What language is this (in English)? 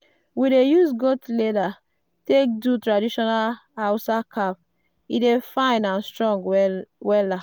Nigerian Pidgin